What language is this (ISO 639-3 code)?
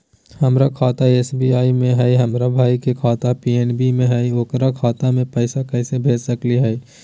mag